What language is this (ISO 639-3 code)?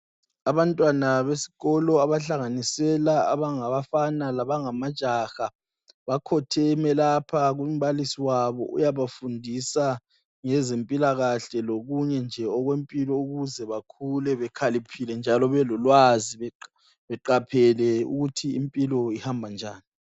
nde